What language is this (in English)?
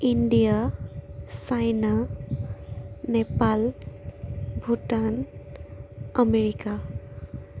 Assamese